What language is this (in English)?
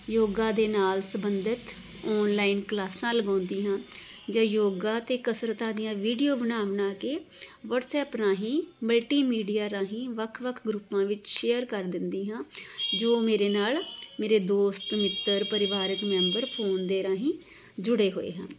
Punjabi